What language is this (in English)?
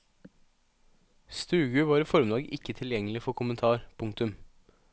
Norwegian